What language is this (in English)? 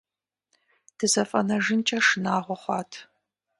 Kabardian